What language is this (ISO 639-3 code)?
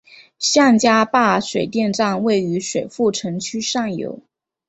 zho